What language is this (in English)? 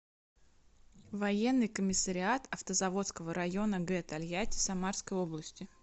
Russian